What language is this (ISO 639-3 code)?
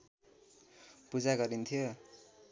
nep